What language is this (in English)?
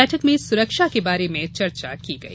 Hindi